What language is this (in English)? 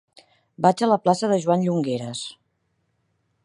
Catalan